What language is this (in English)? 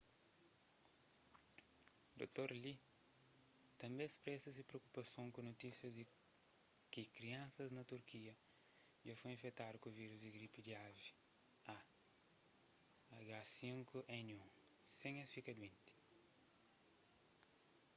Kabuverdianu